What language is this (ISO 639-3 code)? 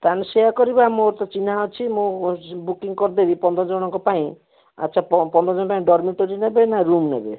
ori